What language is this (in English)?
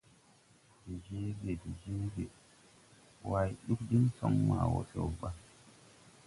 Tupuri